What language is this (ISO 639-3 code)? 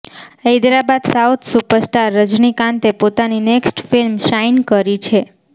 guj